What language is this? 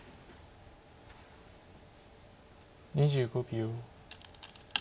Japanese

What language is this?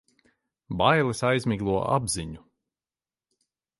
Latvian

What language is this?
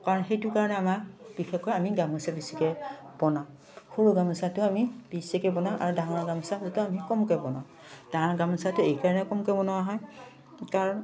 Assamese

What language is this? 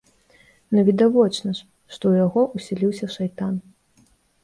Belarusian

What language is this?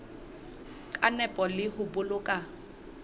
Southern Sotho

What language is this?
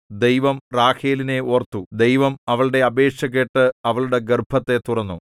Malayalam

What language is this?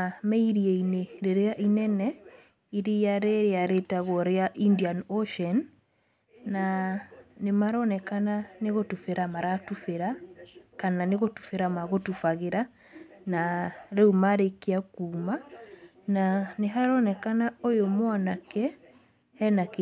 Kikuyu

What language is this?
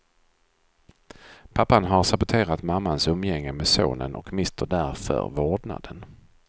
Swedish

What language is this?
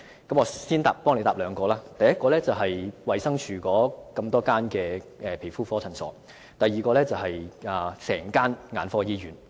Cantonese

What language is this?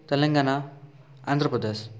Odia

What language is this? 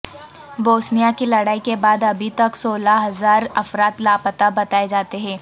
Urdu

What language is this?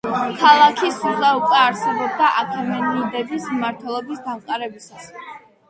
Georgian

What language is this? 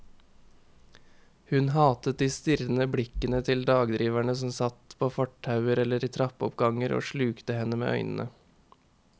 Norwegian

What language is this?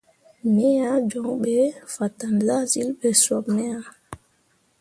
Mundang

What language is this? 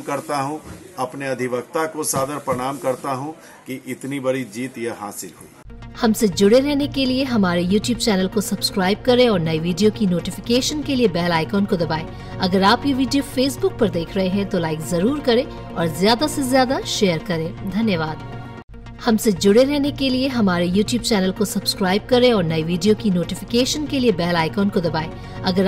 Hindi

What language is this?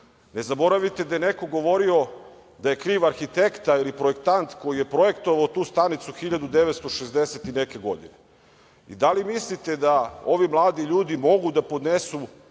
Serbian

